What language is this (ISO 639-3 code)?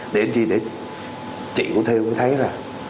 vie